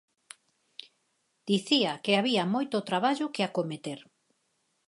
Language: Galician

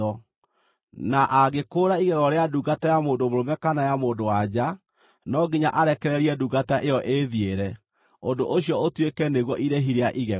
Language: Kikuyu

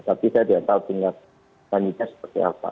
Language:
Indonesian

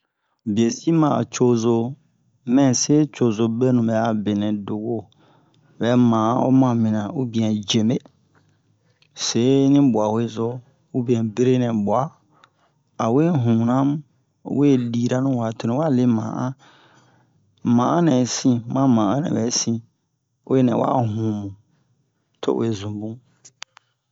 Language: Bomu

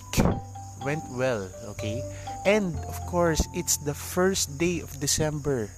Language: Filipino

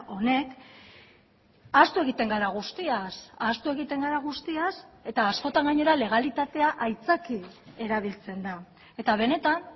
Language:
Basque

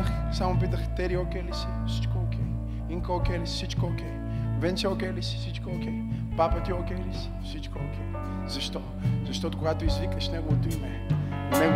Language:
Bulgarian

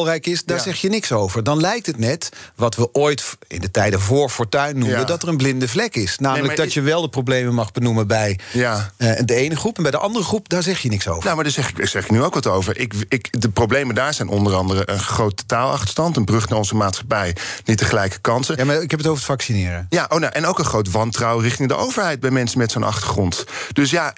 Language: Dutch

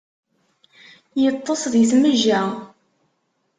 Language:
Kabyle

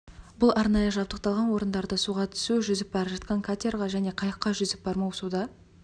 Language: Kazakh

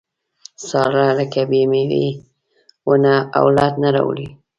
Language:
Pashto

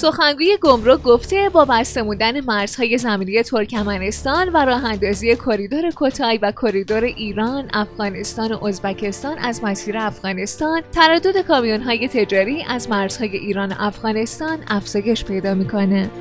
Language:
Persian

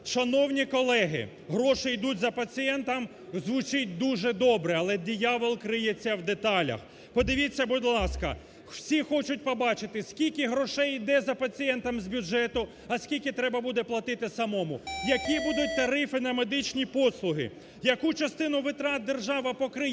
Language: Ukrainian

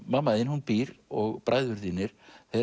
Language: Icelandic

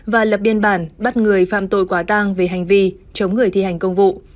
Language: Vietnamese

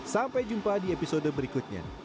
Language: Indonesian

